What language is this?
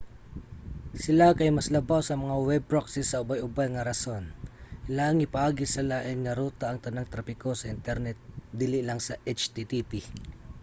Cebuano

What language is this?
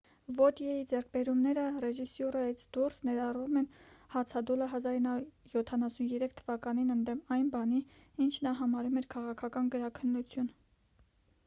Armenian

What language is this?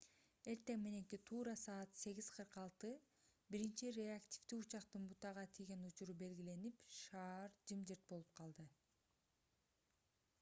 Kyrgyz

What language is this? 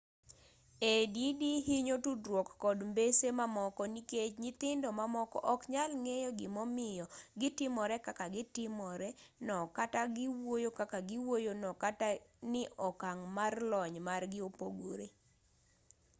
Luo (Kenya and Tanzania)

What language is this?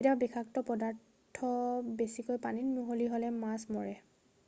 Assamese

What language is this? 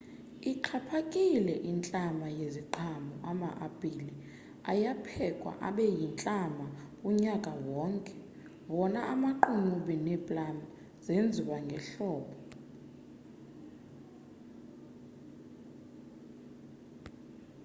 Xhosa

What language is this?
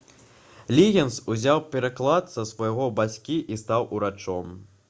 Belarusian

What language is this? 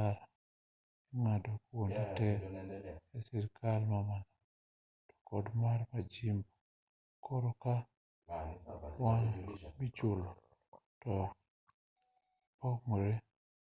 Luo (Kenya and Tanzania)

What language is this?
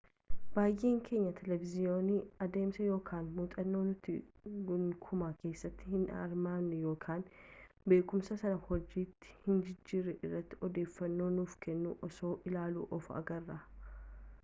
Oromo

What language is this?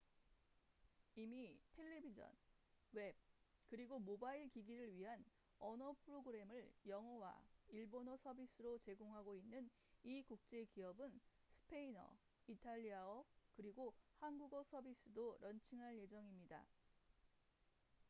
Korean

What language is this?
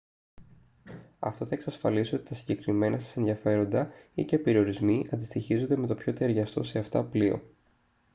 Greek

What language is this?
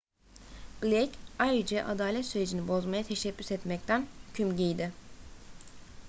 Turkish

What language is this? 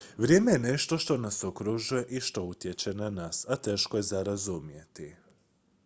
Croatian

